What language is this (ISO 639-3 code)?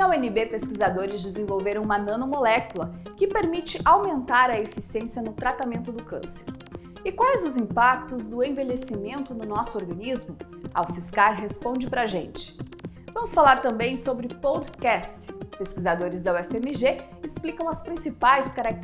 por